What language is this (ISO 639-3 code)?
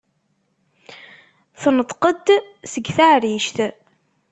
kab